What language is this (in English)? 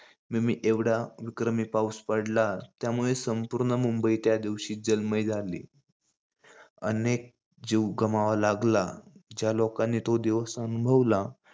Marathi